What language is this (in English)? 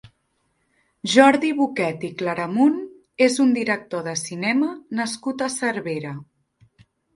Catalan